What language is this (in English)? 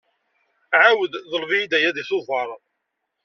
Kabyle